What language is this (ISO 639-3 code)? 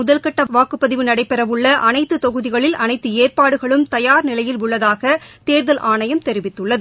tam